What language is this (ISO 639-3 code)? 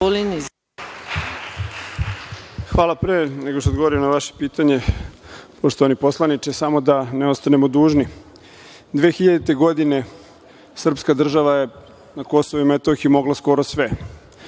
srp